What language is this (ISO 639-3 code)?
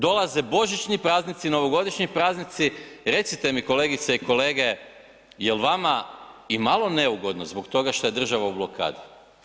hrv